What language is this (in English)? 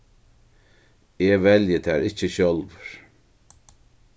Faroese